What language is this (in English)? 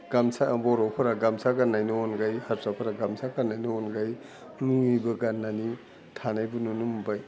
Bodo